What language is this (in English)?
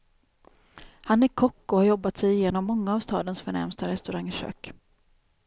Swedish